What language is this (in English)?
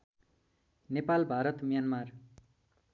Nepali